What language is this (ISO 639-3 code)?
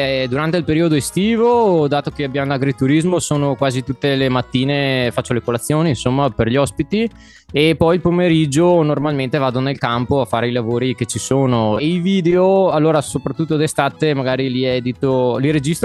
ita